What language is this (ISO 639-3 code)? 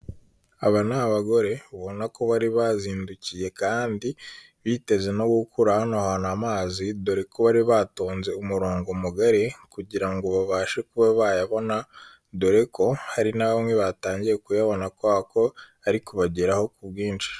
kin